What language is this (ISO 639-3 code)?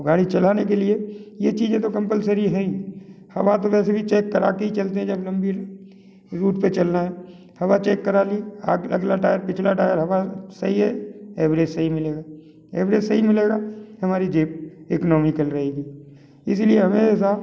hin